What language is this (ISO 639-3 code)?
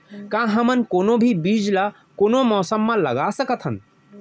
hne